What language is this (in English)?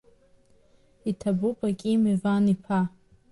Abkhazian